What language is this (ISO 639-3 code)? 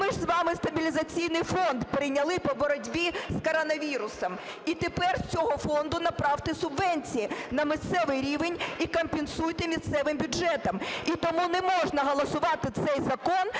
ukr